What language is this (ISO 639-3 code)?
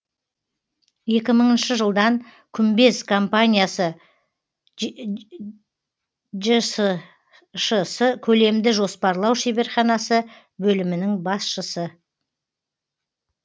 kaz